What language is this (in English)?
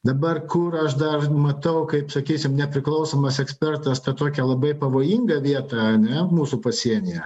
Lithuanian